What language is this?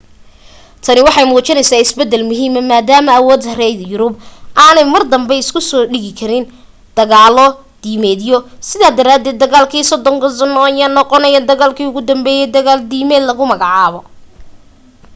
Somali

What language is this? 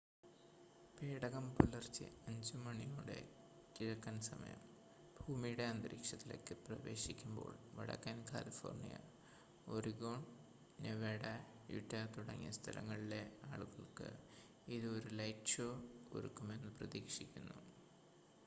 Malayalam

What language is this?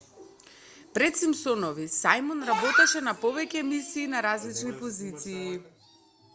Macedonian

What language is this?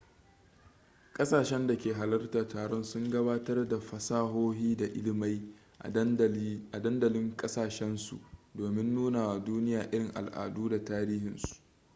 Hausa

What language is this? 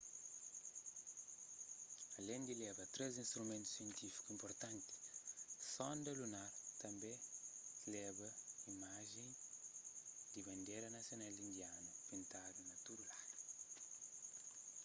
Kabuverdianu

